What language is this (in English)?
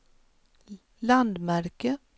Swedish